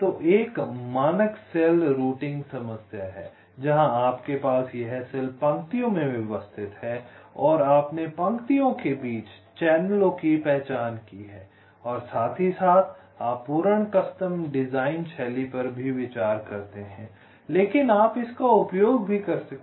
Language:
Hindi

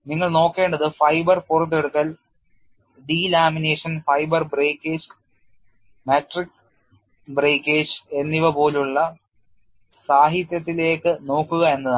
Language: Malayalam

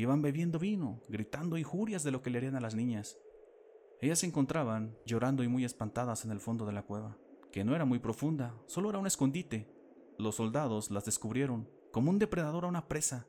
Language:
Spanish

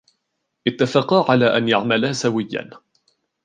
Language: Arabic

